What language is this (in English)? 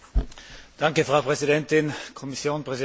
German